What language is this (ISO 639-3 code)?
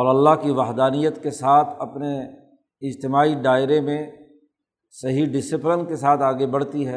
urd